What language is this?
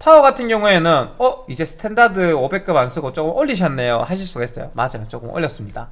Korean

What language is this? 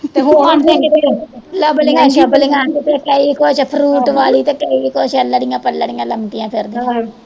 Punjabi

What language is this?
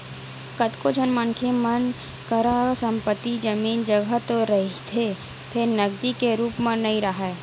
Chhattisgarhi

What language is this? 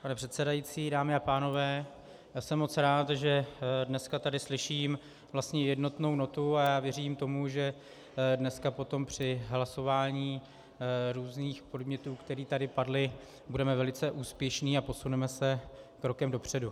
Czech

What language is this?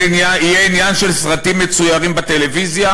Hebrew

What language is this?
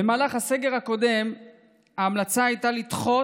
Hebrew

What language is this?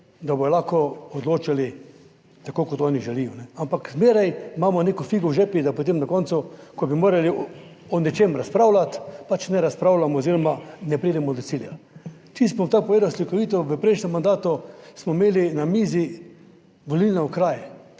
Slovenian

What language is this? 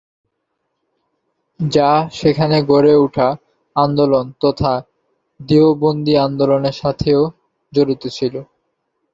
Bangla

